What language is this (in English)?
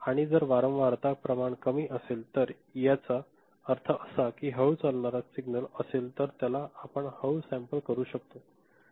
Marathi